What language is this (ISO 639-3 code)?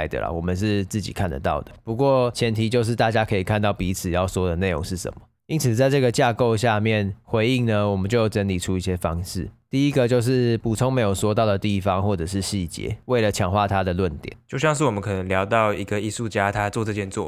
zho